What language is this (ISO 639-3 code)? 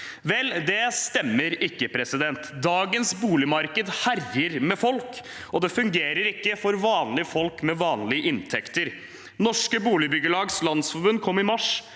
nor